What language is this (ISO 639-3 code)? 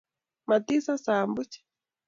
kln